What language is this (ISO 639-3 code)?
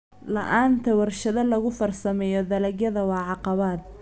som